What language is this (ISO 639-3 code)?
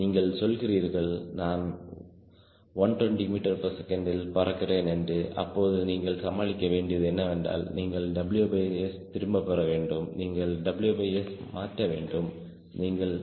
tam